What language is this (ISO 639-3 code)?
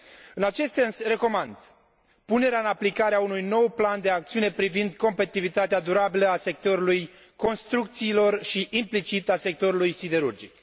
ron